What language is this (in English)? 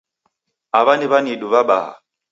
Taita